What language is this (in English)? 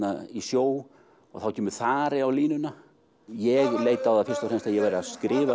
Icelandic